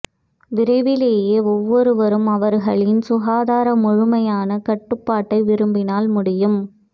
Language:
Tamil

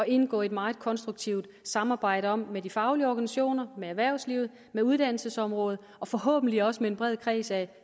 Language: Danish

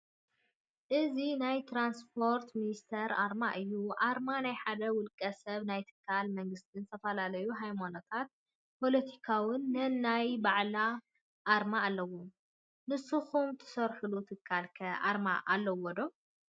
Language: Tigrinya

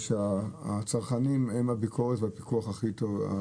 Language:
Hebrew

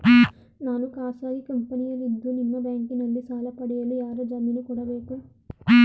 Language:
Kannada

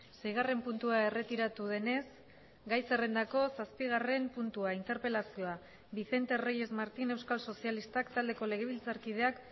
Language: Basque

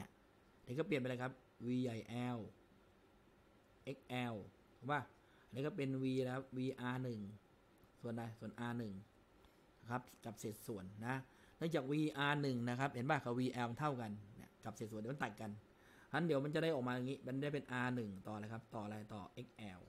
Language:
Thai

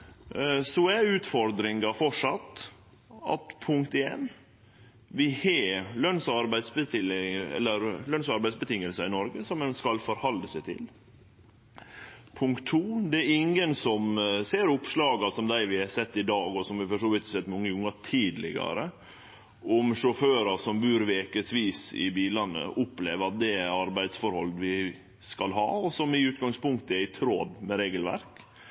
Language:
Norwegian Nynorsk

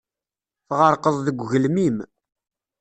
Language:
Kabyle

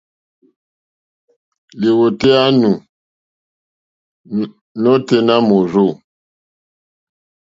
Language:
Mokpwe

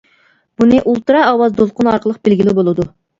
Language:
Uyghur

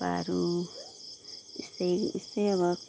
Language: Nepali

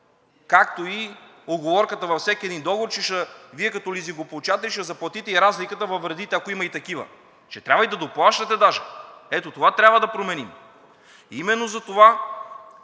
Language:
Bulgarian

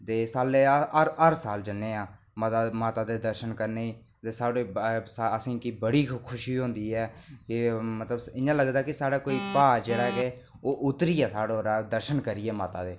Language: Dogri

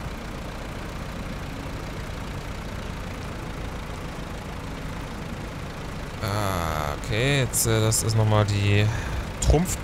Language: German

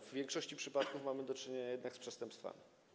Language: Polish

